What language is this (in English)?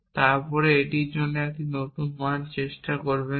Bangla